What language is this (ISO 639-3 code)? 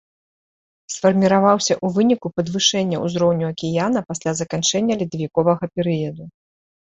bel